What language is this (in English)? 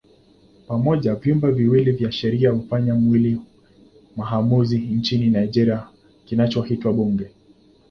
Swahili